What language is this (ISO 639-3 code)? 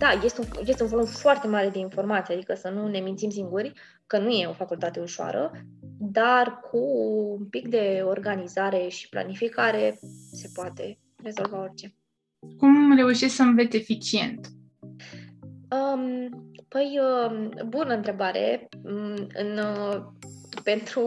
ron